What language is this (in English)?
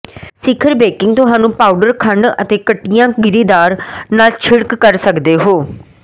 Punjabi